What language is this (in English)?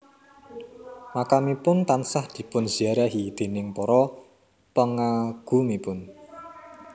Javanese